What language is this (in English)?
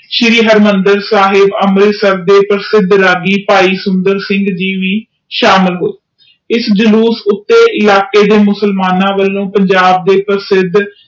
Punjabi